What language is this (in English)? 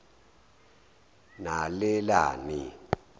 Zulu